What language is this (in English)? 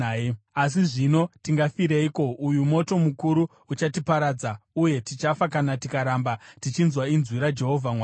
Shona